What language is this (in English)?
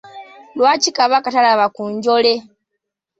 Ganda